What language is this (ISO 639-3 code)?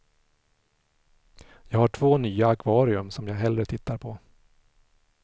swe